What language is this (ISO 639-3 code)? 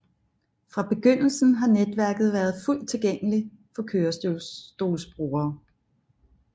dan